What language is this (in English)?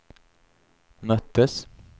Swedish